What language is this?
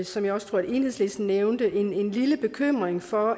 Danish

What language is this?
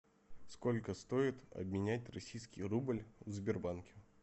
Russian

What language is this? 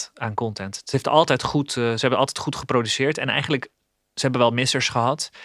Dutch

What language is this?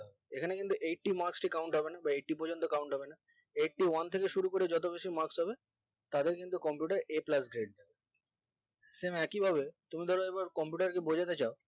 Bangla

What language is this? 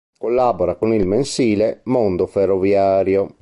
Italian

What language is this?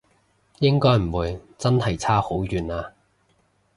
Cantonese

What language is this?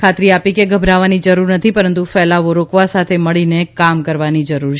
Gujarati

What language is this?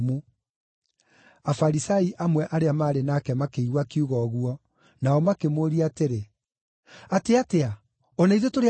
Kikuyu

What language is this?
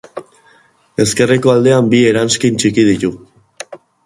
Basque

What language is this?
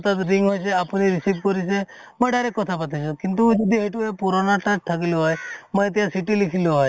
Assamese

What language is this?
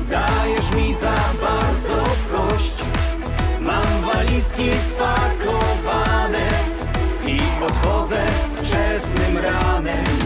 Polish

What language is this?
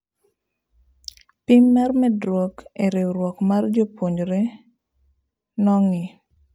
Luo (Kenya and Tanzania)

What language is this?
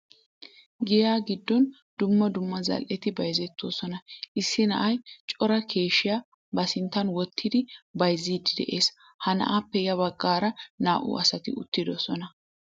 Wolaytta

